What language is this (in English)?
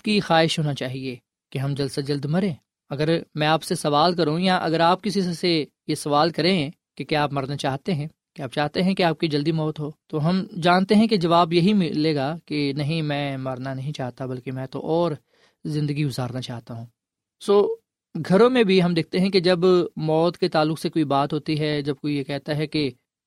Urdu